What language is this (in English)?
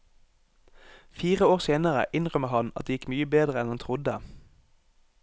Norwegian